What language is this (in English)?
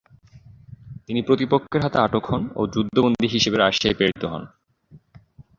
Bangla